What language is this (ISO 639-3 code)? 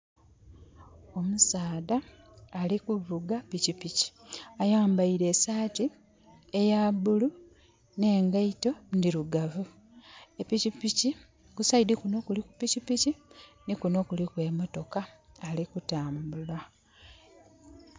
xog